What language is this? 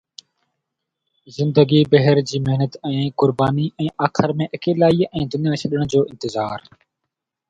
Sindhi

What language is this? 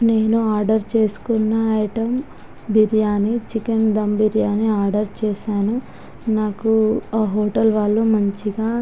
Telugu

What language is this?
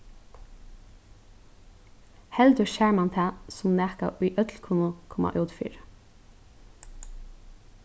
Faroese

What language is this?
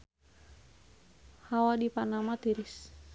Sundanese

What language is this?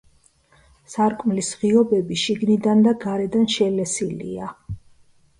Georgian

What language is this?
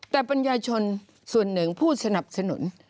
Thai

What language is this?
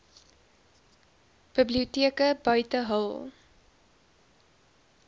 Afrikaans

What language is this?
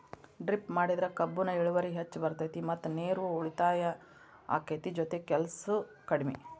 Kannada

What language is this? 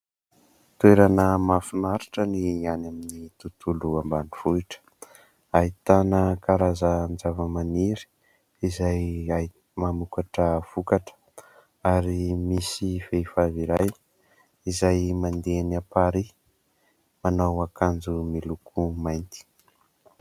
Malagasy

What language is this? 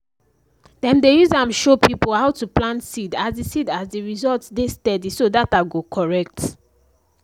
Nigerian Pidgin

